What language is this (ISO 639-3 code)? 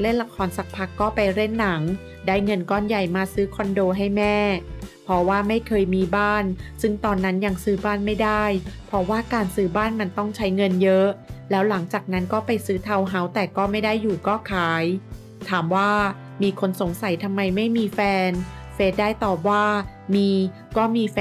tha